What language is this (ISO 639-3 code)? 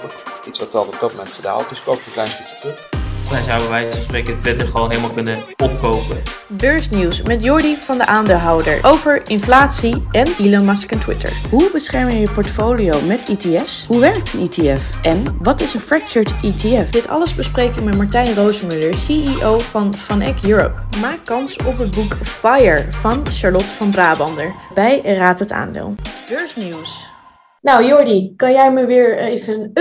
nld